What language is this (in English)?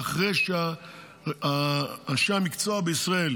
Hebrew